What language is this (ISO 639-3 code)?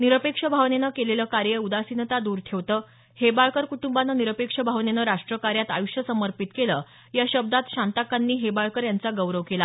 mar